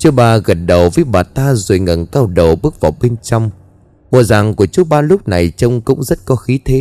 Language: Vietnamese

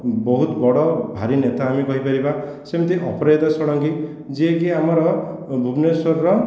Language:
Odia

